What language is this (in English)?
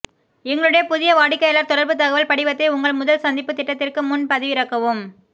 Tamil